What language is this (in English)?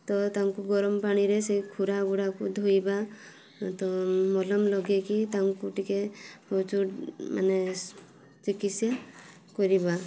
Odia